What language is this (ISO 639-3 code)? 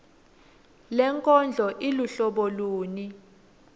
ssw